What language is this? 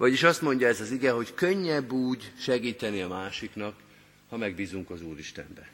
Hungarian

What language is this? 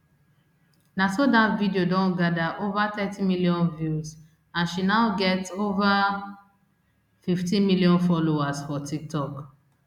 Nigerian Pidgin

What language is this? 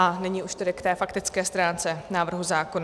Czech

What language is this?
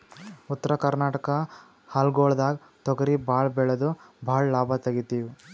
Kannada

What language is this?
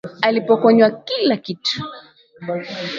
Swahili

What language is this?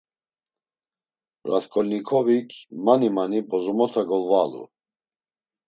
Laz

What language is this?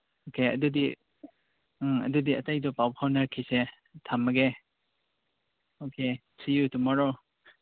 Manipuri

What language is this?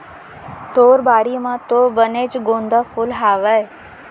Chhattisgarhi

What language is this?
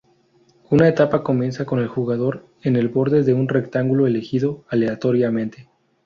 Spanish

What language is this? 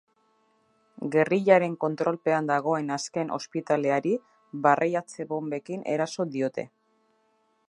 Basque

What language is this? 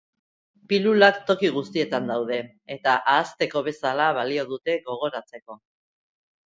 Basque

